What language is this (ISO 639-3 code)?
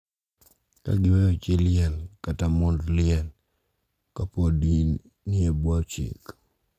luo